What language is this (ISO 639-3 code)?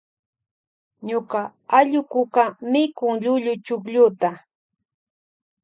qvj